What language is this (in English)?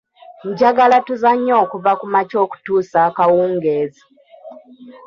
Ganda